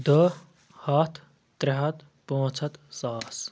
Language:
Kashmiri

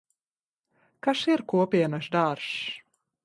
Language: Latvian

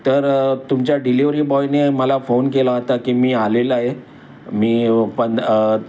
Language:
Marathi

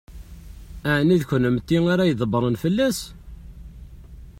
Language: Kabyle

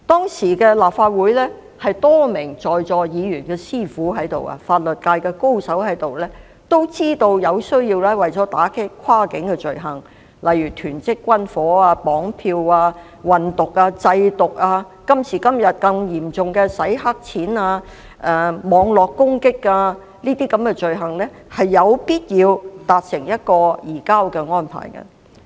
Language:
Cantonese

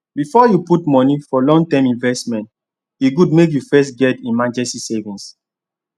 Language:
Nigerian Pidgin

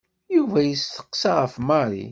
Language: Kabyle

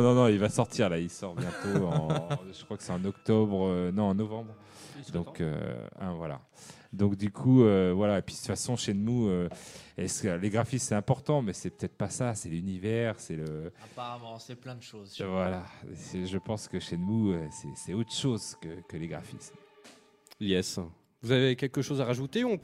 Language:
French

